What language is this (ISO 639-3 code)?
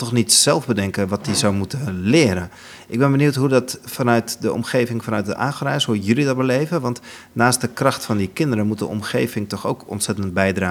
nld